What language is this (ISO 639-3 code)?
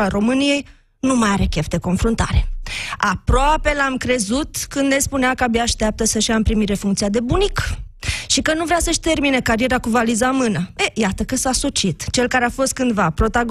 ron